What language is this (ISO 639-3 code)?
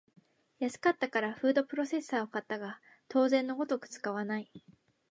jpn